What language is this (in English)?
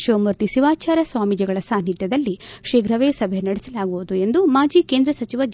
Kannada